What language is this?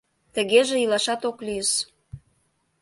Mari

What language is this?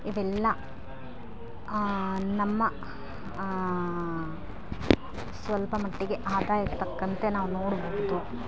Kannada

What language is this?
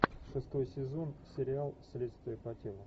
Russian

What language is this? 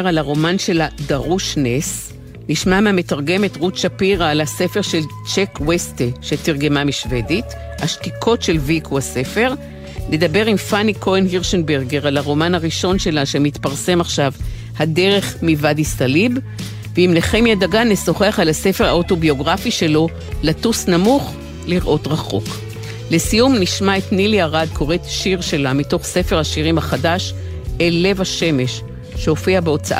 Hebrew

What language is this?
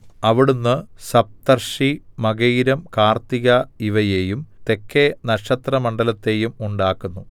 Malayalam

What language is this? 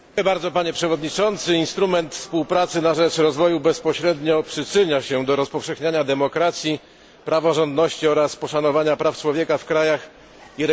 Polish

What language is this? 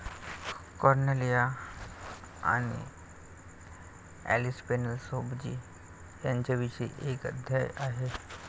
Marathi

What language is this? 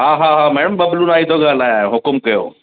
Sindhi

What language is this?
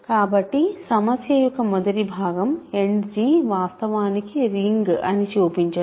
Telugu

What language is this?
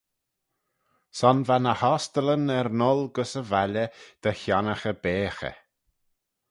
Manx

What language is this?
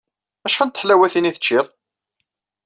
Kabyle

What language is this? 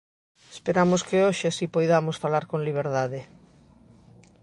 Galician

